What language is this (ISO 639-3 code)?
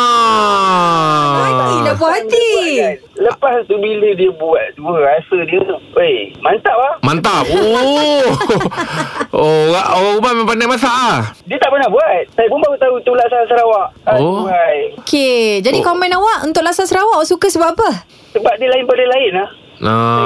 msa